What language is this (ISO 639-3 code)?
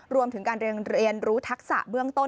tha